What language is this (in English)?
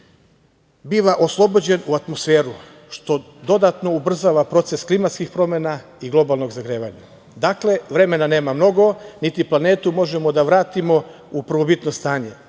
Serbian